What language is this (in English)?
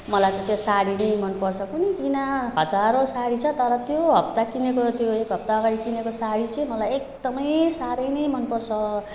Nepali